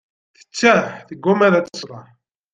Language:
Kabyle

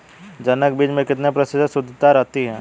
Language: Hindi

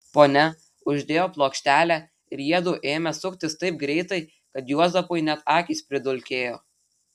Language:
Lithuanian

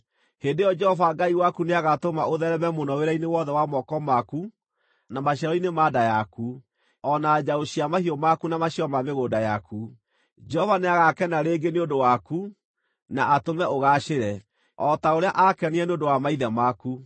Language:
Kikuyu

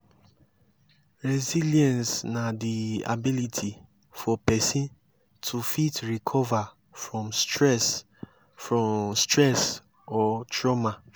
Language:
Nigerian Pidgin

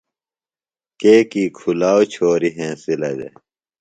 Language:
Phalura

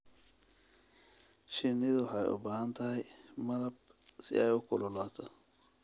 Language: Somali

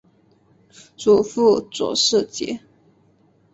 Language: Chinese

